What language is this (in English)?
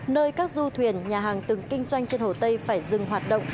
Vietnamese